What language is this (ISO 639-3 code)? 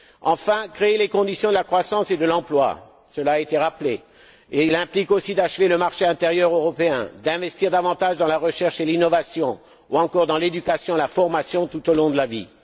fra